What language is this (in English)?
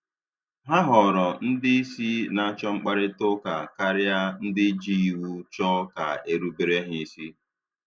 Igbo